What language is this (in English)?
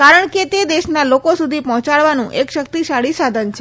Gujarati